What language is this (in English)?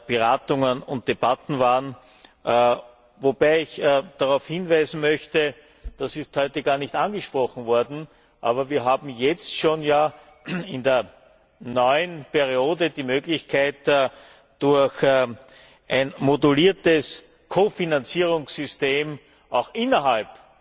German